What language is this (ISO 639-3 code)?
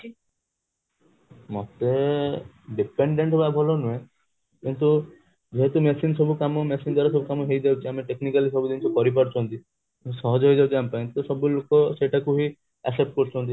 ori